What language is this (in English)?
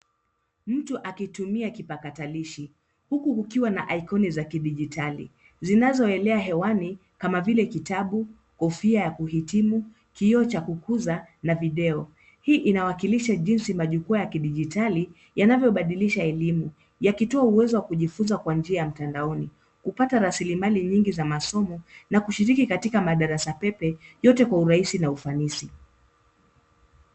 Swahili